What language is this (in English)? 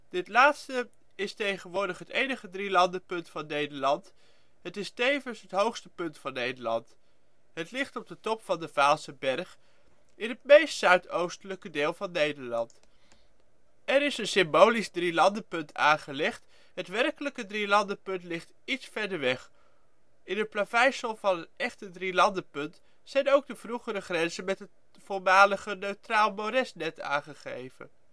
Dutch